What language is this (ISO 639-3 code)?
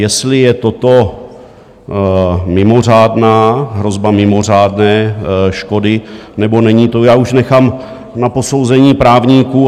ces